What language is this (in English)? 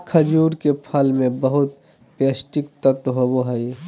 Magahi